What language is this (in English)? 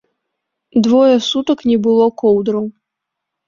Belarusian